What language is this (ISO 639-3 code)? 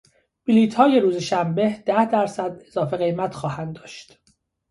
fas